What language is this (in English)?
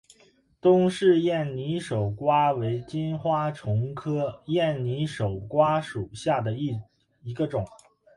Chinese